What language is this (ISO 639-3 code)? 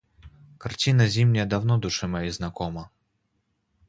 rus